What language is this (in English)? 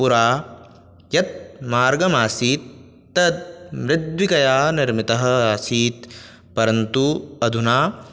Sanskrit